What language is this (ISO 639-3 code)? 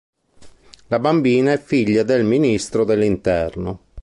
ita